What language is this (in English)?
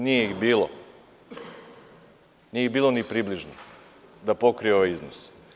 Serbian